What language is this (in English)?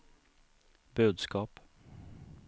Swedish